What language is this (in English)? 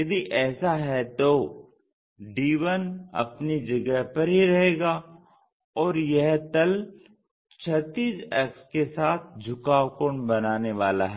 Hindi